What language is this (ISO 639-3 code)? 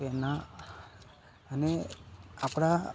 guj